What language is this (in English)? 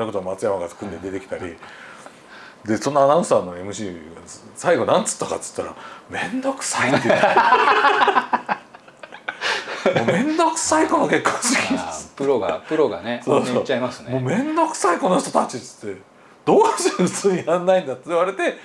Japanese